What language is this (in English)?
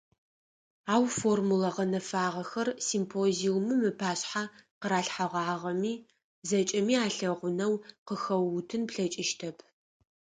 Adyghe